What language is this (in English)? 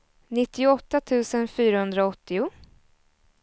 Swedish